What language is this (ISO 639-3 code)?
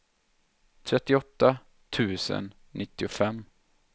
swe